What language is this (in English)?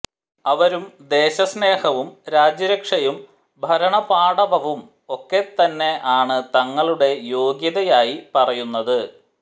Malayalam